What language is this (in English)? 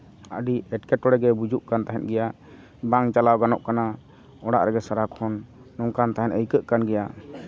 Santali